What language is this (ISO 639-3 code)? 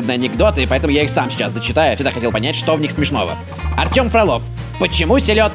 rus